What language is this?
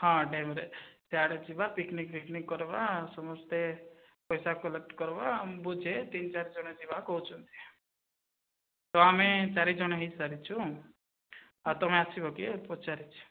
Odia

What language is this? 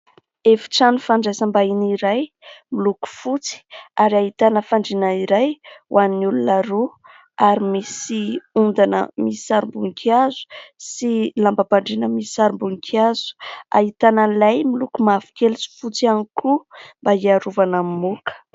Malagasy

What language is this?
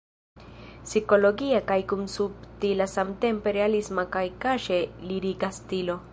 Esperanto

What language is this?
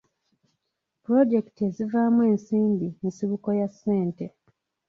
Ganda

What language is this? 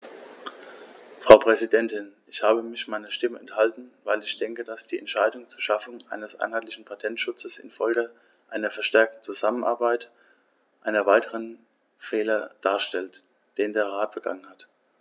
German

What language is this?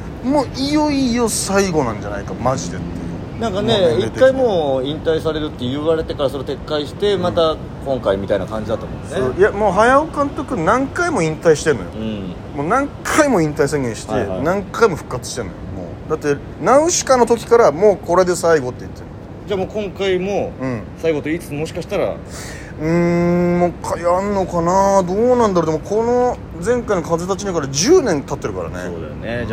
Japanese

